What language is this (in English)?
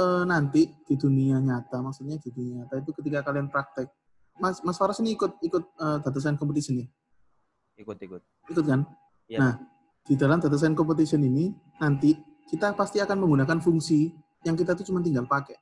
Indonesian